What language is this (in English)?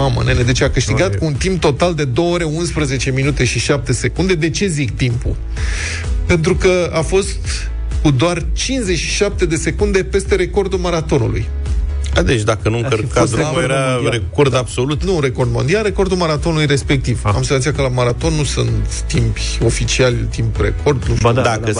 Romanian